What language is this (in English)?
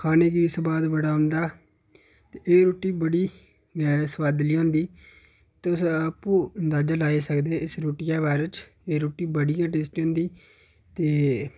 Dogri